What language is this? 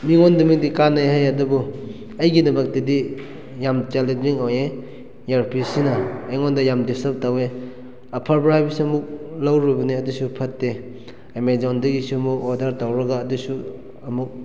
Manipuri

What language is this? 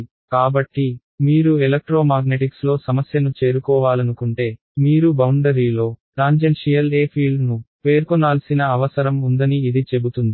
Telugu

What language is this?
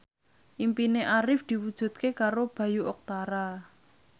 Javanese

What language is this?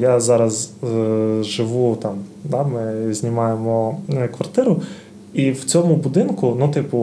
Ukrainian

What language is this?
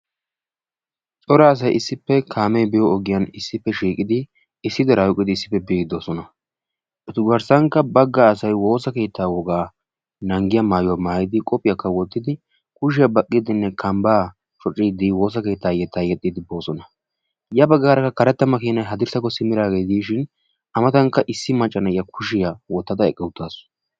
Wolaytta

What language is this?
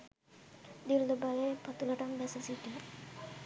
Sinhala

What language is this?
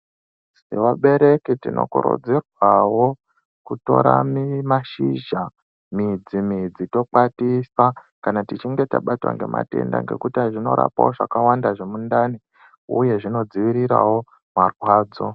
Ndau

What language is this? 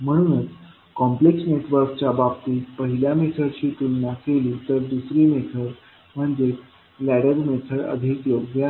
Marathi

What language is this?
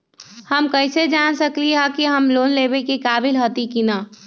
Magahi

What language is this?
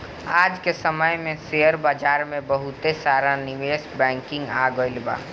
Bhojpuri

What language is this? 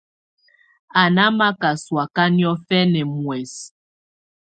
Tunen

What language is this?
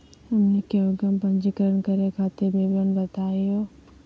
Magahi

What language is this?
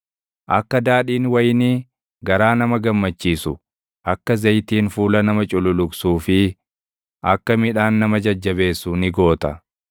Oromo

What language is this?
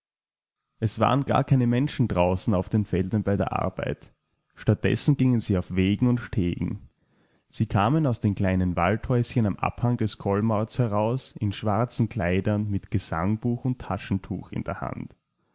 German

